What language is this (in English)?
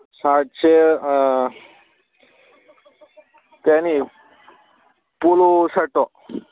Manipuri